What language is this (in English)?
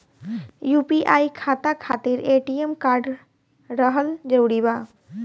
Bhojpuri